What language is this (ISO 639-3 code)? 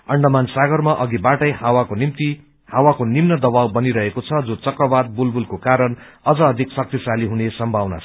nep